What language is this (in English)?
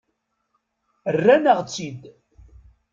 Kabyle